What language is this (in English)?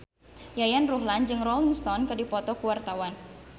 Sundanese